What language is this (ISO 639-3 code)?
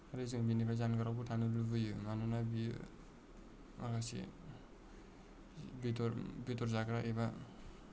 brx